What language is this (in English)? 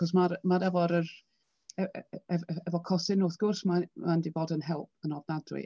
Welsh